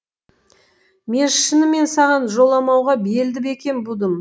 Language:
Kazakh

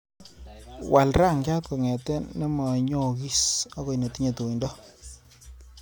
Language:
Kalenjin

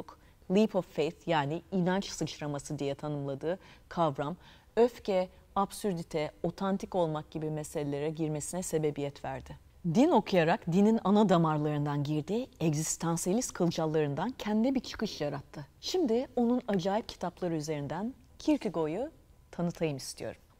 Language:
Turkish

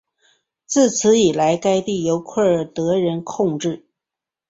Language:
Chinese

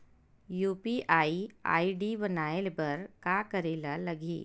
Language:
Chhattisgarhi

